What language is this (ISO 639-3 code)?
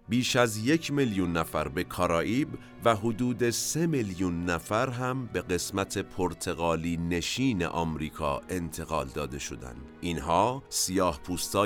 fas